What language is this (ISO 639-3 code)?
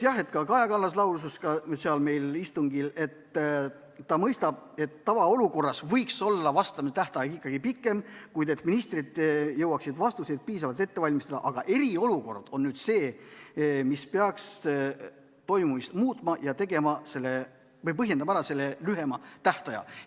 est